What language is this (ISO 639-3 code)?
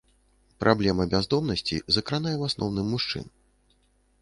bel